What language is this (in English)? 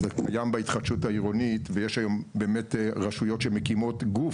Hebrew